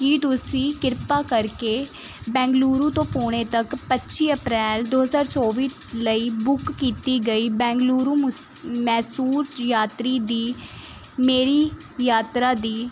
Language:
Punjabi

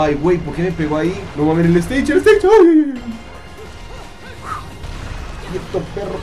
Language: Spanish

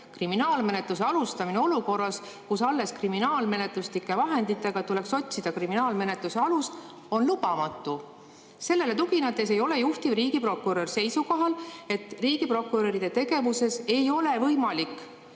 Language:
Estonian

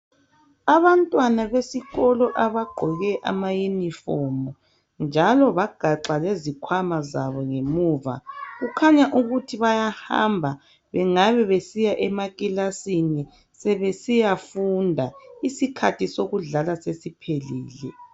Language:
North Ndebele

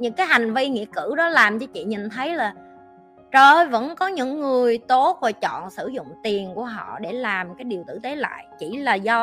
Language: Vietnamese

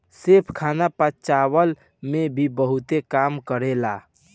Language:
Bhojpuri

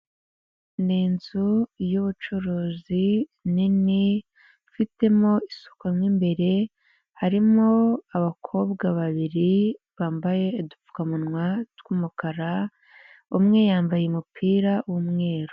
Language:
Kinyarwanda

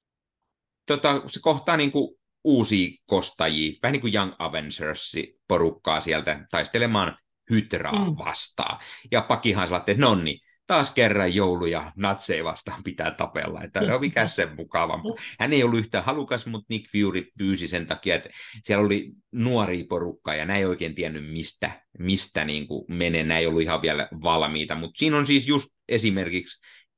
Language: Finnish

